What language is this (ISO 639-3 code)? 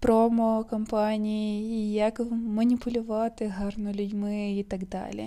ukr